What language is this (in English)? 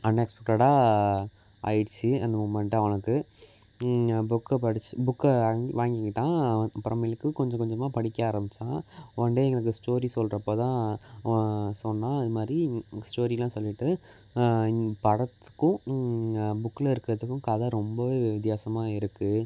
Tamil